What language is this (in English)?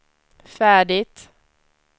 Swedish